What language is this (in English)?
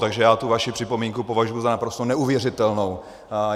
Czech